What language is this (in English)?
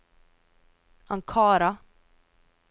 Norwegian